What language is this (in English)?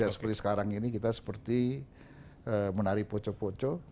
Indonesian